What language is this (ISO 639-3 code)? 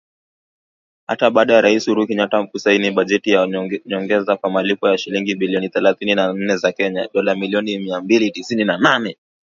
swa